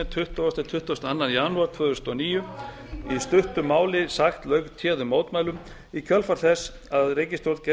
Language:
Icelandic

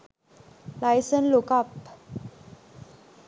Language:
Sinhala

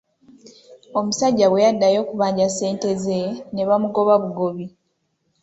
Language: Ganda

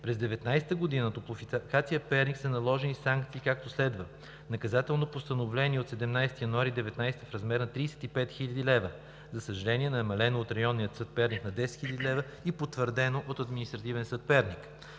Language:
Bulgarian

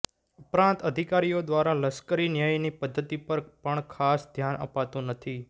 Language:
Gujarati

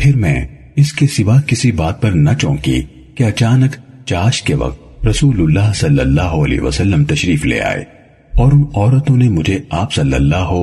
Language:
Urdu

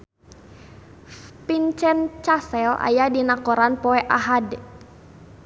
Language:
Sundanese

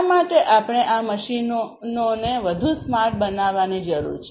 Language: Gujarati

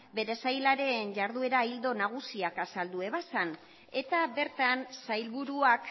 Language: Basque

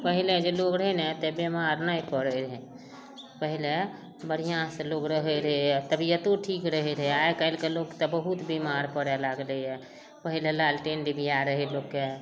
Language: Maithili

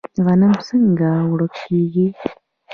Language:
Pashto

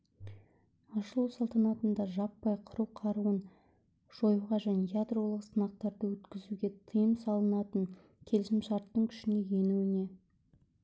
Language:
Kazakh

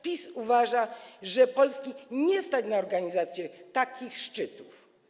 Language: Polish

